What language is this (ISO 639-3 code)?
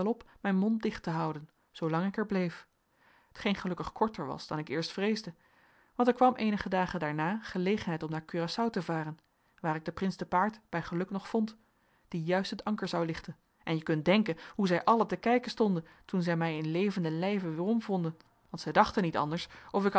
nld